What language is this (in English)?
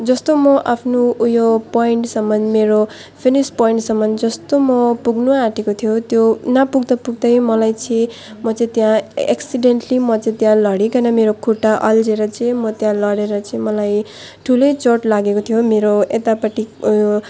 Nepali